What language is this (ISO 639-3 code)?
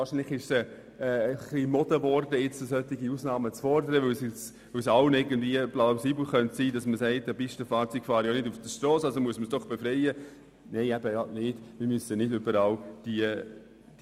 gsw